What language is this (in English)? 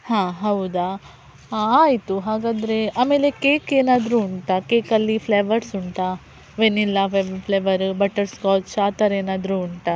Kannada